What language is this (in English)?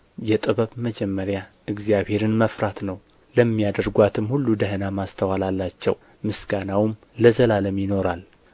Amharic